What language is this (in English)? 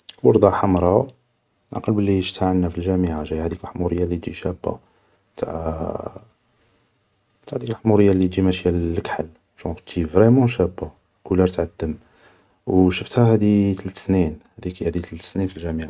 Algerian Arabic